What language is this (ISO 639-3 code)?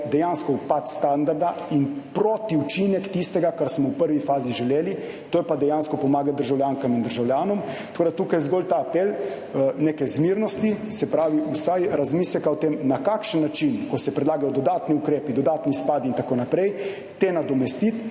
slv